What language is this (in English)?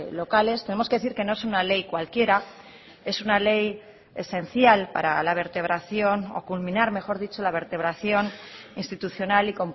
Spanish